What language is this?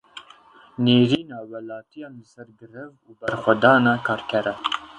Kurdish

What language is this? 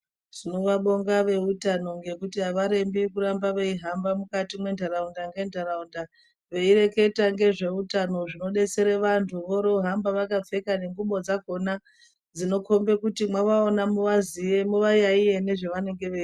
Ndau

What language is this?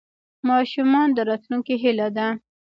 Pashto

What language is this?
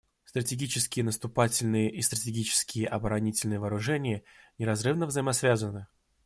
Russian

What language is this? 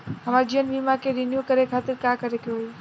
Bhojpuri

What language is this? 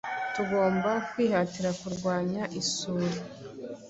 Kinyarwanda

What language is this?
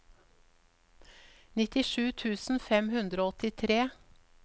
Norwegian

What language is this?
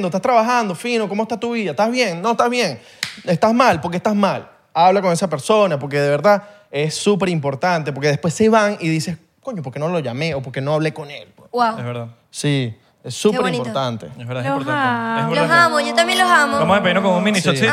Spanish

